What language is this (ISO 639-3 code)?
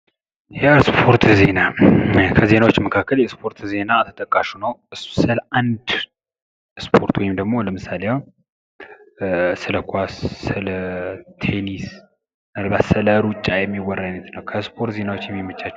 amh